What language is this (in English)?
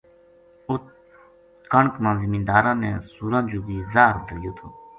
Gujari